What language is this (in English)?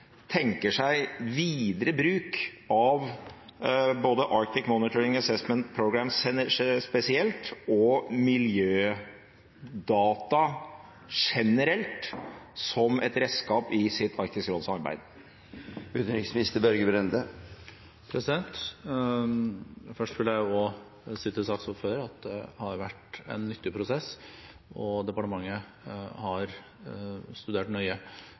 Norwegian Bokmål